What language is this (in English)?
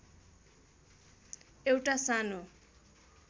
Nepali